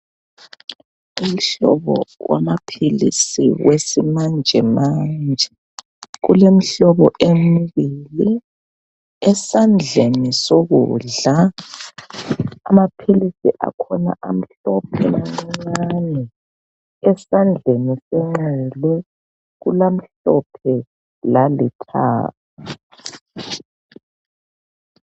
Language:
North Ndebele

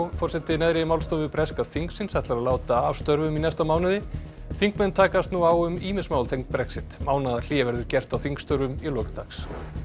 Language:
Icelandic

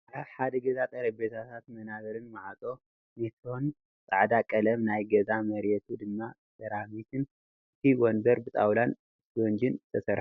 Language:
Tigrinya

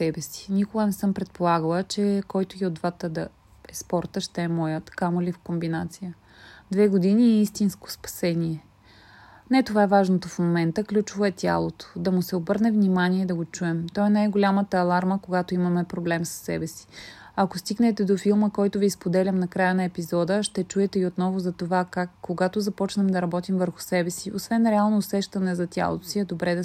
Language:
Bulgarian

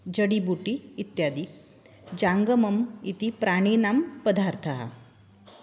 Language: Sanskrit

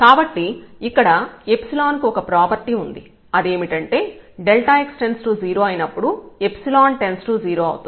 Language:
Telugu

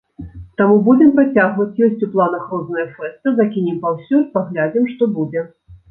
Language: Belarusian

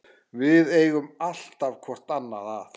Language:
Icelandic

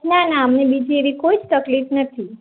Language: Gujarati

